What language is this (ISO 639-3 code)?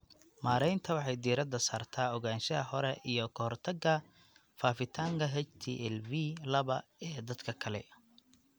som